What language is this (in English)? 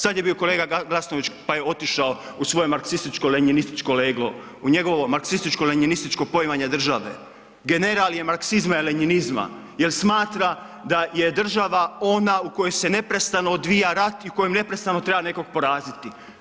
Croatian